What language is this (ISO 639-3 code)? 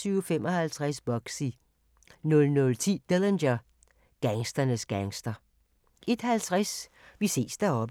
dan